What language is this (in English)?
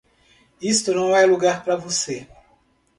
Portuguese